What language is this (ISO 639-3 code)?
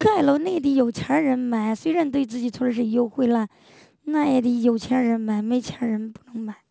zho